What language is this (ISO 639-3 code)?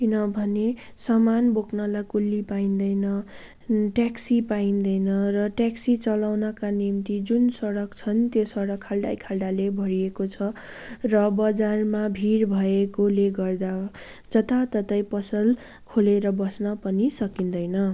nep